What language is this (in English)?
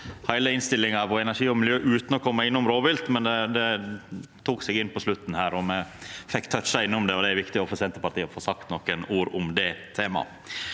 Norwegian